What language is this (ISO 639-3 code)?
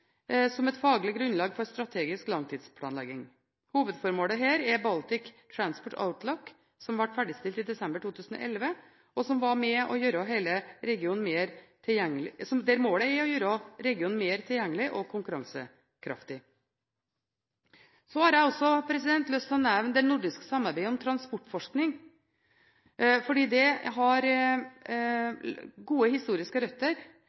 nob